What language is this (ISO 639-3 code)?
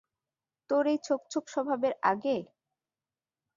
ben